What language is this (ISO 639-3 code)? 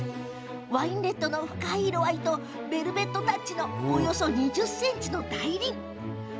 jpn